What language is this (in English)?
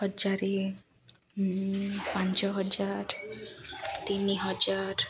Odia